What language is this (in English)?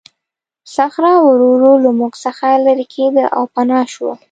Pashto